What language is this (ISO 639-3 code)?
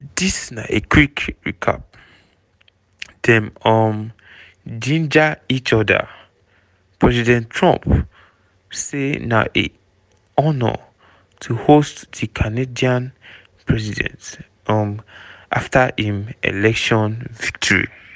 pcm